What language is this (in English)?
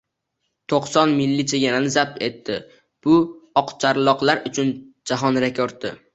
Uzbek